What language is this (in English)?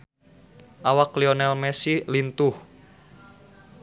Sundanese